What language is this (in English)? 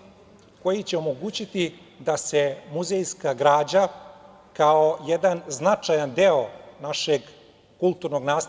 Serbian